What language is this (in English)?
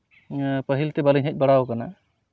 Santali